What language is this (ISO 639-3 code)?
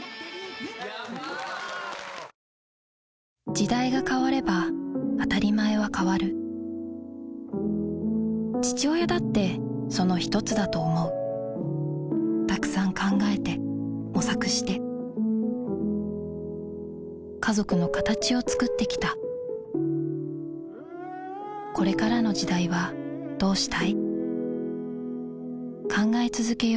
jpn